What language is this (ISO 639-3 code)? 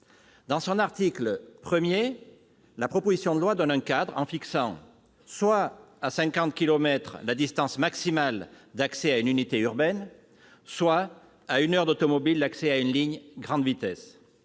fra